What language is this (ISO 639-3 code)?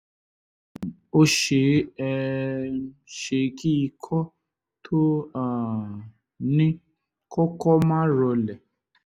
yor